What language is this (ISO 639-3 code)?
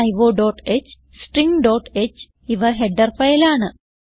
mal